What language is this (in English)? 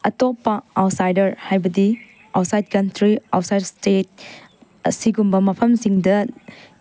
Manipuri